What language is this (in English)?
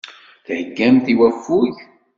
Kabyle